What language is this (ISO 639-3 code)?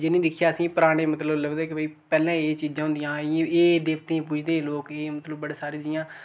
doi